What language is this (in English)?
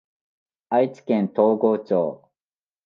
Japanese